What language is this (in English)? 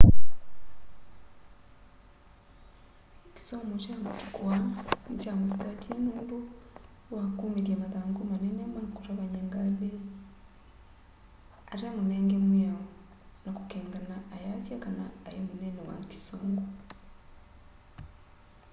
Kamba